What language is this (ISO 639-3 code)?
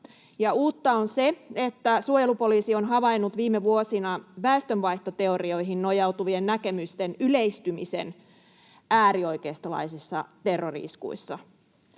fin